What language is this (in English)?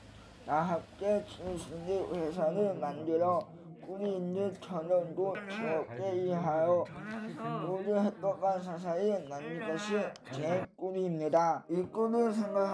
Korean